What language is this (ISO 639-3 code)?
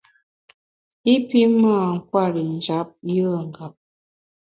bax